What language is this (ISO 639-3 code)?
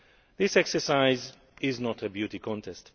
eng